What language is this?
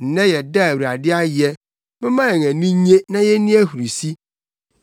Akan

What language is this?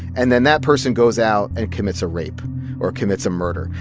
English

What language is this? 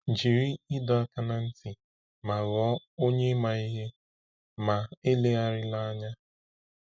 Igbo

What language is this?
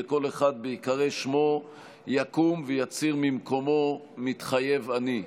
Hebrew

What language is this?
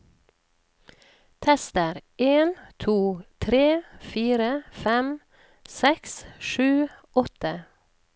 Norwegian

